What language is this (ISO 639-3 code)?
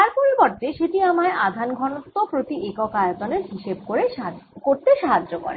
ben